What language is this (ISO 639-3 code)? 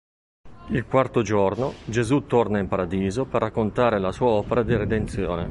ita